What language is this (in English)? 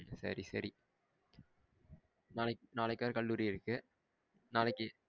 Tamil